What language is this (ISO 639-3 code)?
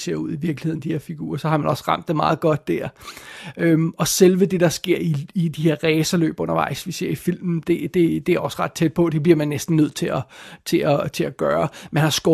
dan